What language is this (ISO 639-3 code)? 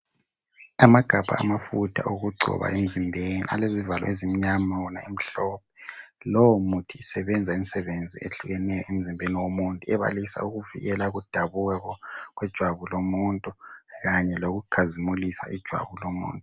nde